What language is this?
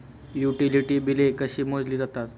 Marathi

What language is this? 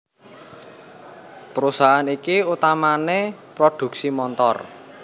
Javanese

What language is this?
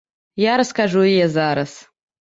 Belarusian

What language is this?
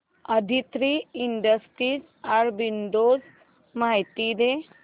Marathi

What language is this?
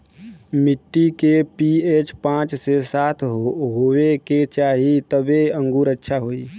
Bhojpuri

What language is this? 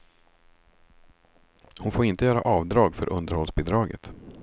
Swedish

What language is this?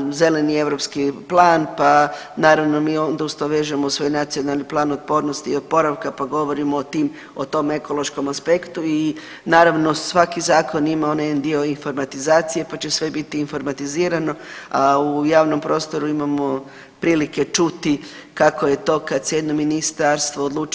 Croatian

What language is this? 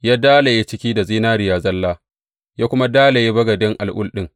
Hausa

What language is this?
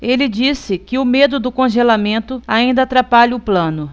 Portuguese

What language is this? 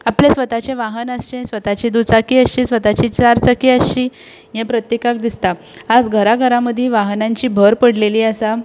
Konkani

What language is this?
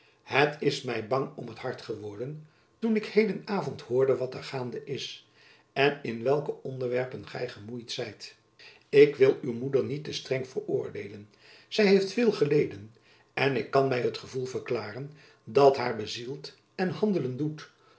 Dutch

